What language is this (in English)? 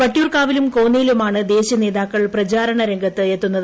Malayalam